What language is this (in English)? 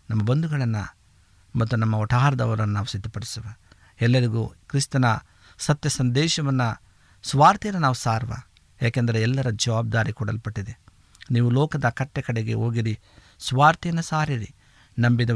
Kannada